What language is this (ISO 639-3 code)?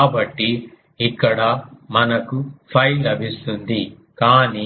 tel